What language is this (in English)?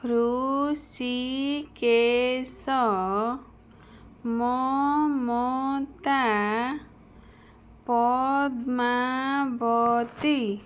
Odia